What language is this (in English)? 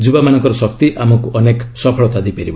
Odia